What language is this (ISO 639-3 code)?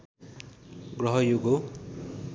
nep